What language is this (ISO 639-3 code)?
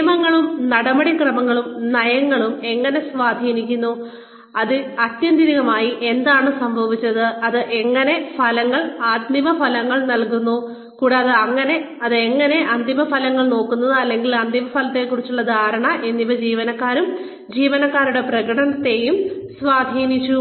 mal